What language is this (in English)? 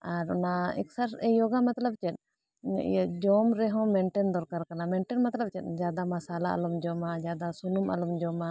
Santali